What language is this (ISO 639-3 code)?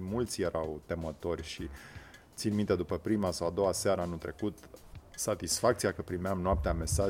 ron